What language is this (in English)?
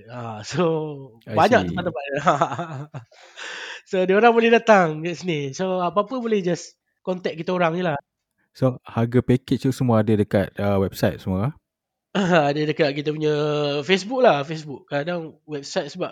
Malay